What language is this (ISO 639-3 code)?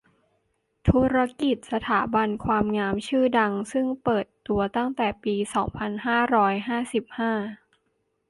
tha